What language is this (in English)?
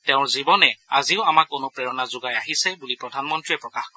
Assamese